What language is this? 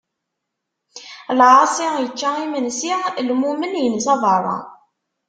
Kabyle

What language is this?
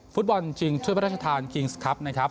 Thai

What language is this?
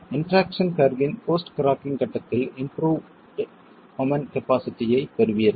Tamil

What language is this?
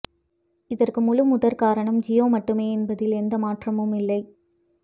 Tamil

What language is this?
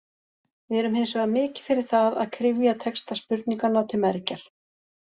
Icelandic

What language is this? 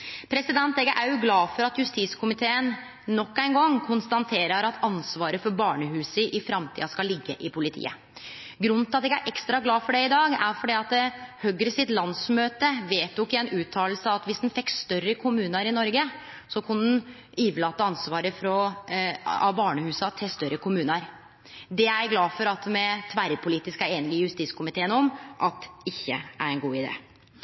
Norwegian Nynorsk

